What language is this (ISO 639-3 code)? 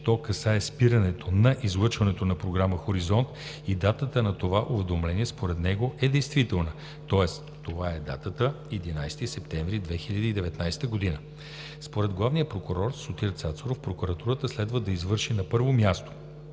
bul